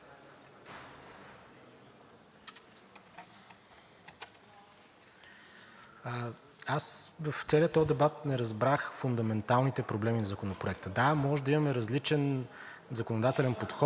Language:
Bulgarian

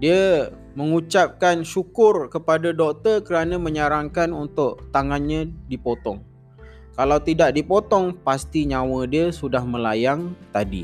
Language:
Malay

